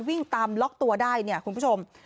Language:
Thai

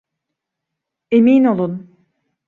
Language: Turkish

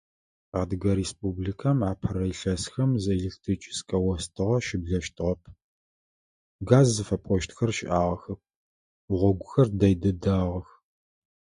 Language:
Adyghe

